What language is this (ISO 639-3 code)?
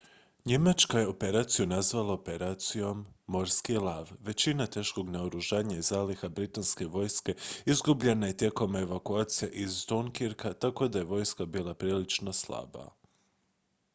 hrv